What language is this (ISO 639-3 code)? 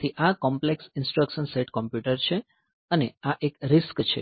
guj